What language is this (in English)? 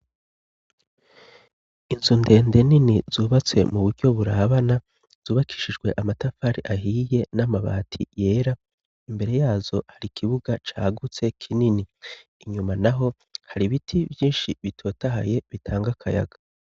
Rundi